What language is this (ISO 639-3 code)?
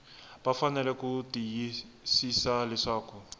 tso